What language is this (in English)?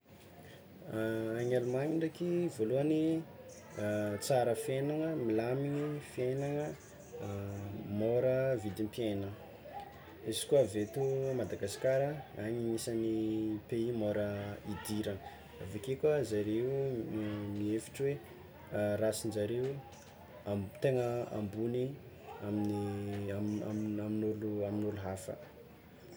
Tsimihety Malagasy